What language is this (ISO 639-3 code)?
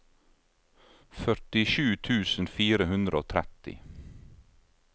nor